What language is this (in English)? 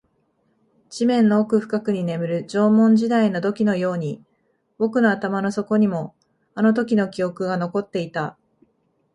Japanese